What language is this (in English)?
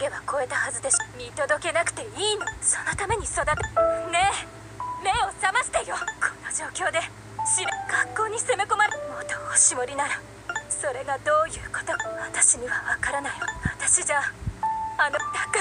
Japanese